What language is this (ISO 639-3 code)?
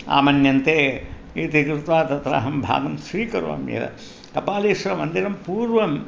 san